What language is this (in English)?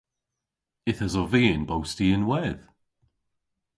Cornish